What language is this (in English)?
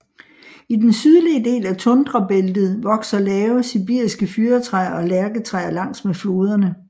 Danish